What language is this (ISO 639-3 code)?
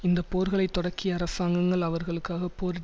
tam